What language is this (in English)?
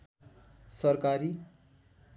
Nepali